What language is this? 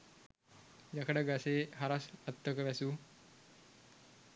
Sinhala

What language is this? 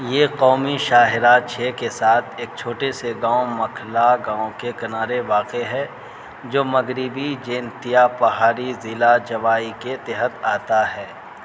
Urdu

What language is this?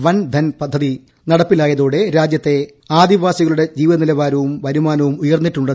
Malayalam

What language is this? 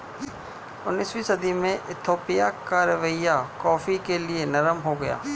Hindi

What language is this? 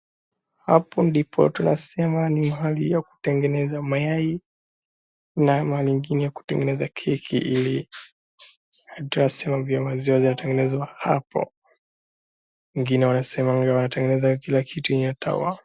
Swahili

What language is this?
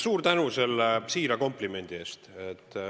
Estonian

